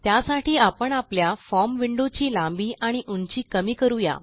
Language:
Marathi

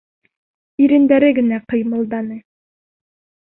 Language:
Bashkir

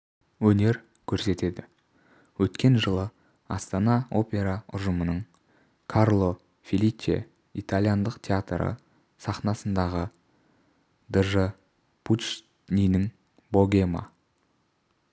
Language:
Kazakh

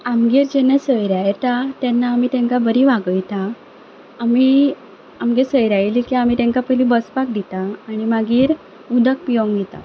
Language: Konkani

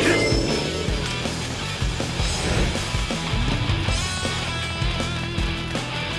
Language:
Japanese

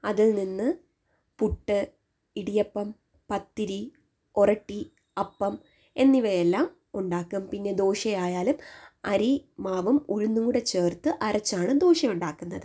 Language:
Malayalam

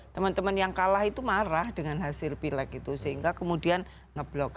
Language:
Indonesian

